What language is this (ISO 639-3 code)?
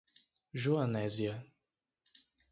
por